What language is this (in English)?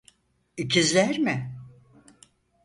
Turkish